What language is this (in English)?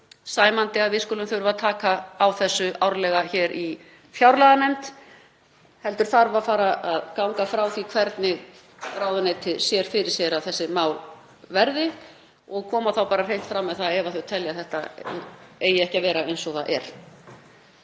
Icelandic